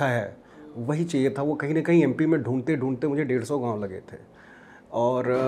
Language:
Hindi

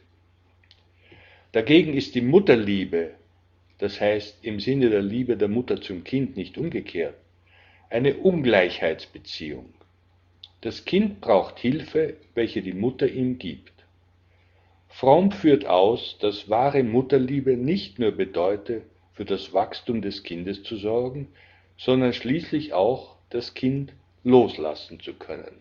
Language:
German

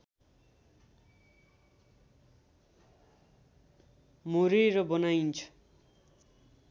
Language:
Nepali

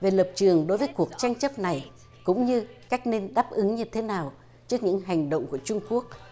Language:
Vietnamese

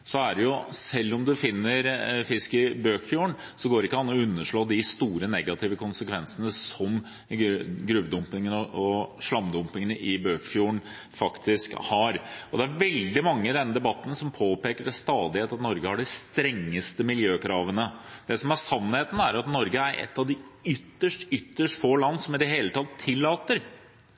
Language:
Norwegian Bokmål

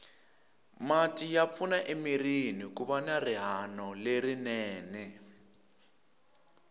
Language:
Tsonga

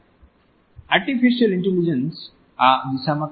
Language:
Gujarati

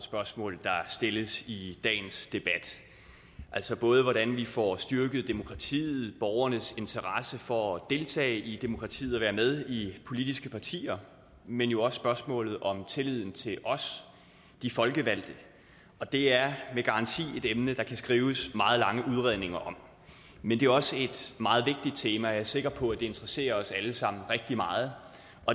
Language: Danish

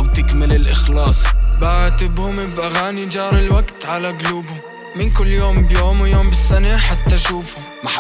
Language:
Arabic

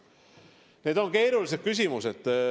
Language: Estonian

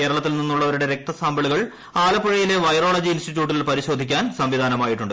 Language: Malayalam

